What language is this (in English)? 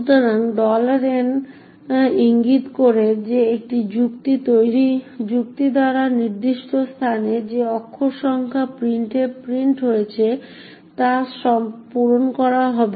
Bangla